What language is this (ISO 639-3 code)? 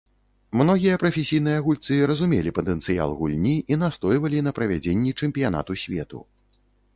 bel